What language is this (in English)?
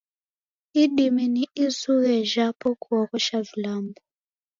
Taita